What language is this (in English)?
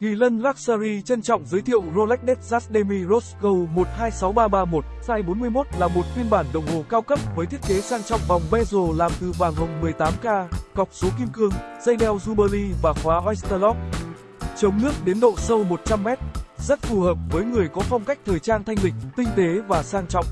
Vietnamese